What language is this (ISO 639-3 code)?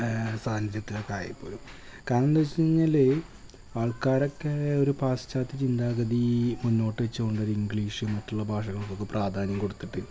mal